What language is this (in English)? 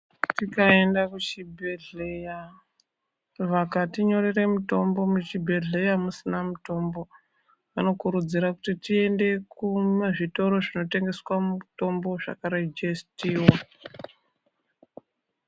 Ndau